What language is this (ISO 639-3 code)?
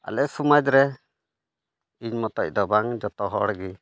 sat